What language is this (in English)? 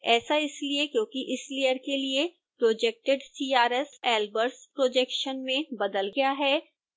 Hindi